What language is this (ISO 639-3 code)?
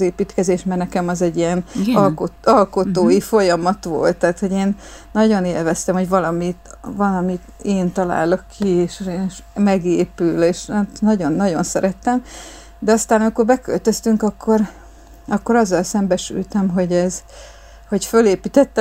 hun